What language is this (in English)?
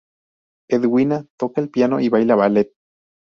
Spanish